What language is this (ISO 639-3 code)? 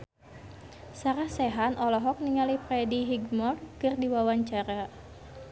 sun